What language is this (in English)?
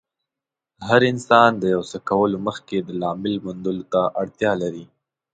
Pashto